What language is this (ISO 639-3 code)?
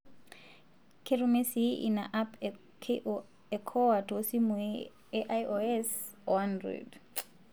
mas